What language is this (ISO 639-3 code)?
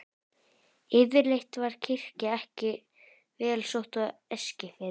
isl